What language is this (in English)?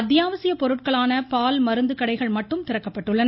Tamil